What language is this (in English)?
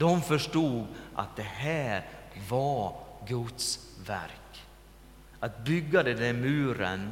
Swedish